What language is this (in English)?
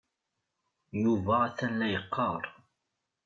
Kabyle